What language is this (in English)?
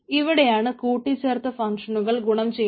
Malayalam